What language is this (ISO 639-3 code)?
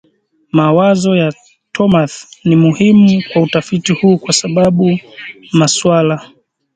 swa